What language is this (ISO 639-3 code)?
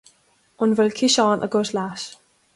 gle